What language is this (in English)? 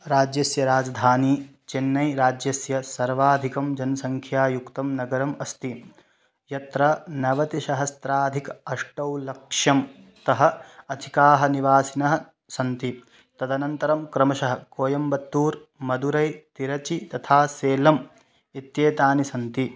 Sanskrit